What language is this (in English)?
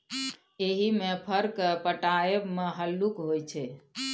Maithili